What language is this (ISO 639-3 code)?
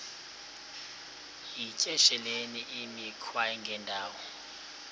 xho